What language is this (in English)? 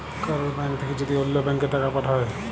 Bangla